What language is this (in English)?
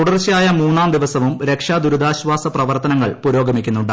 Malayalam